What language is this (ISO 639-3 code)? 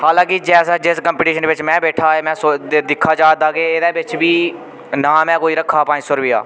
doi